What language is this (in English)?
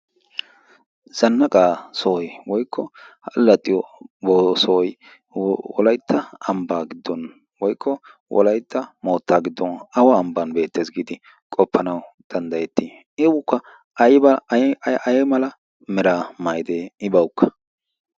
Wolaytta